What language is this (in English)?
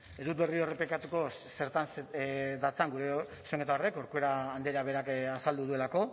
Basque